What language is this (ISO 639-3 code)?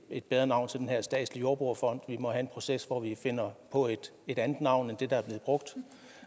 dan